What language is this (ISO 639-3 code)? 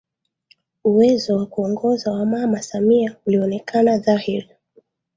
swa